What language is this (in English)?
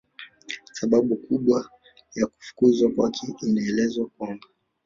Swahili